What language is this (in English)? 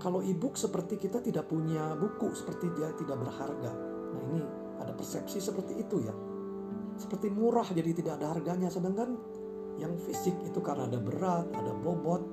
Indonesian